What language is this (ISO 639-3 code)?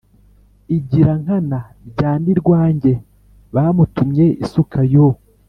kin